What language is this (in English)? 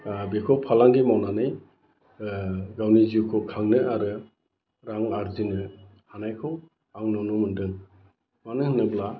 Bodo